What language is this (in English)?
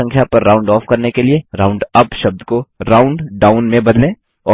Hindi